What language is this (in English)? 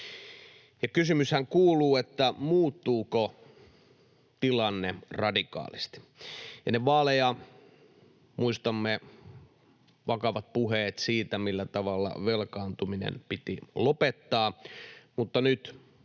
Finnish